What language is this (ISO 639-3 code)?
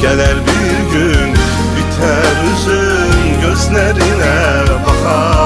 tur